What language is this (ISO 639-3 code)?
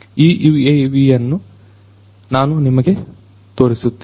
kan